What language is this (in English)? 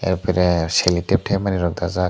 Kok Borok